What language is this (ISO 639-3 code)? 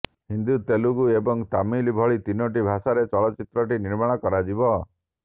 ori